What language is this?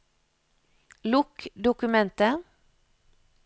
Norwegian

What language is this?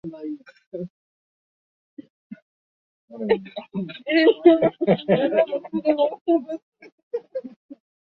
Swahili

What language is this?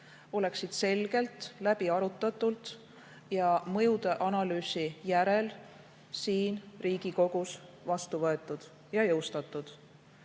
Estonian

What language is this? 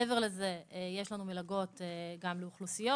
Hebrew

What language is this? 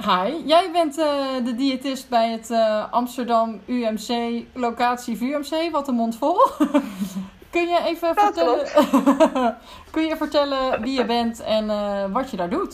Dutch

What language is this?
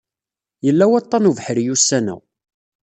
Kabyle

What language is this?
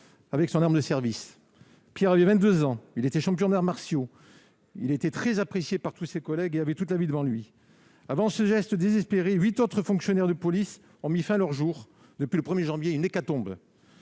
French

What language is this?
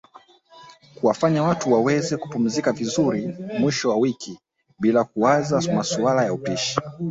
Swahili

